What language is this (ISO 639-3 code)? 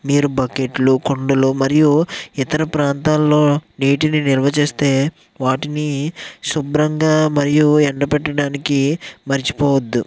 tel